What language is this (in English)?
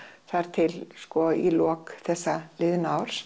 Icelandic